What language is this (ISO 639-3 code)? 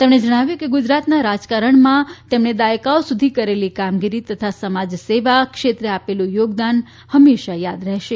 guj